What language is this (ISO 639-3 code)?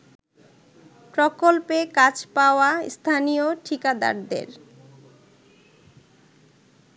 ben